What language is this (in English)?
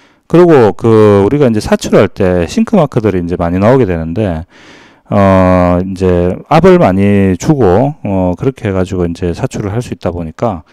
Korean